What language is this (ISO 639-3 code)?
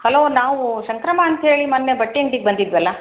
kan